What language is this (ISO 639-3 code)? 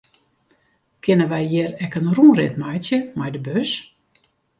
fry